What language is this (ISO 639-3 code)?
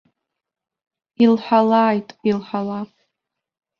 abk